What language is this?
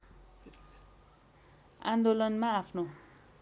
Nepali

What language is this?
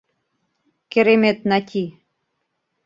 Mari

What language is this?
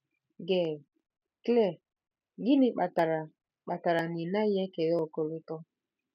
Igbo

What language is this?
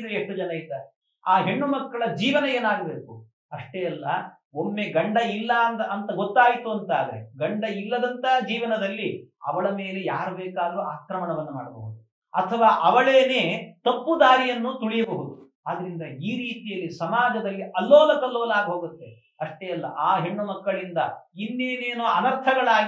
Arabic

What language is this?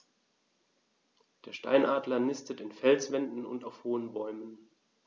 German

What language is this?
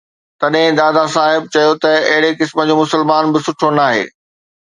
Sindhi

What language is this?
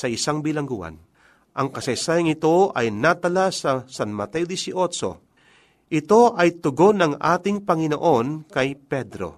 Filipino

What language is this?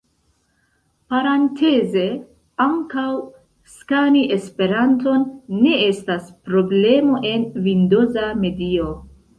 Esperanto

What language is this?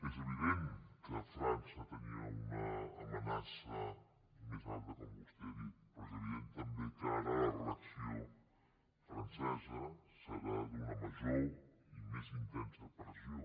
Catalan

